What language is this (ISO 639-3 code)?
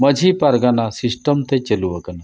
sat